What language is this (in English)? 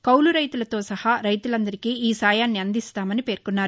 Telugu